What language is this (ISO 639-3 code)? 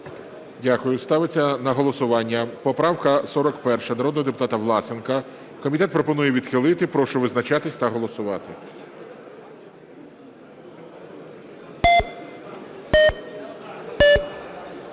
ukr